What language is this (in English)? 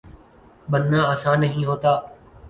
Urdu